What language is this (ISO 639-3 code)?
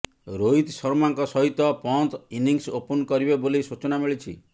ori